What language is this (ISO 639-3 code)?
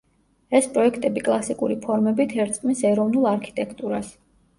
kat